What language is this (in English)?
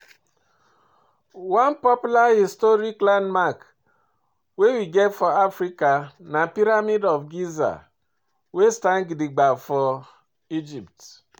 Nigerian Pidgin